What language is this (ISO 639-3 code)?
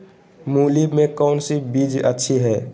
mag